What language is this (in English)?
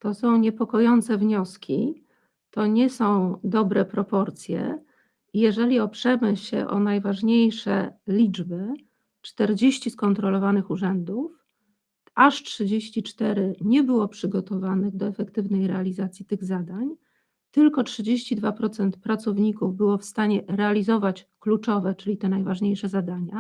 Polish